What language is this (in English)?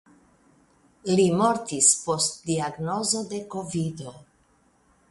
Esperanto